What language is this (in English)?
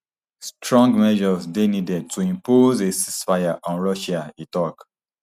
Nigerian Pidgin